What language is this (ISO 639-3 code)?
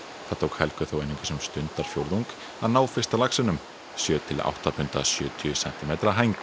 isl